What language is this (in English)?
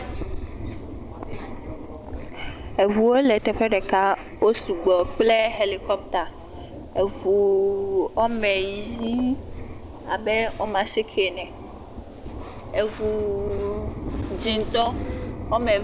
Ewe